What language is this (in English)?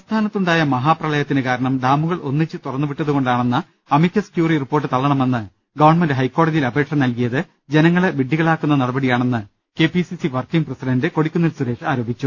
Malayalam